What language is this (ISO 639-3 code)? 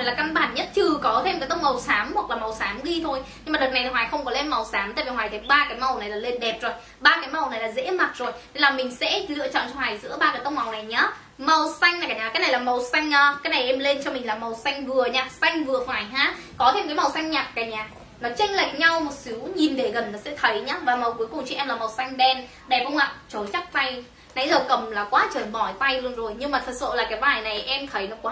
vie